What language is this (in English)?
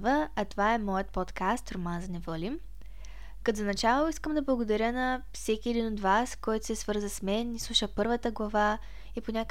Bulgarian